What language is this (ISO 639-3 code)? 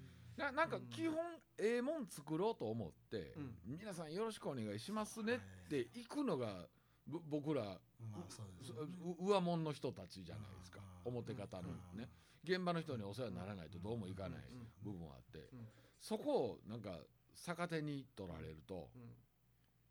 jpn